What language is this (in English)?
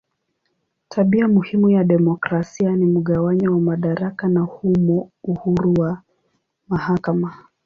Swahili